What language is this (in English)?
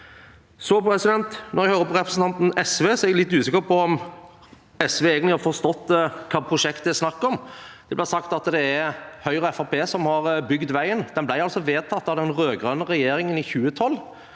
Norwegian